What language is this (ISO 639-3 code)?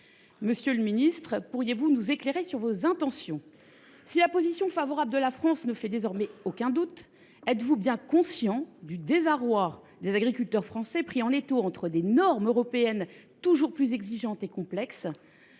fra